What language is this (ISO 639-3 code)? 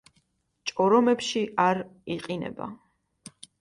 kat